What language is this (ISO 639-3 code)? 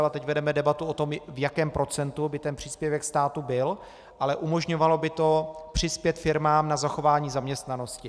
ces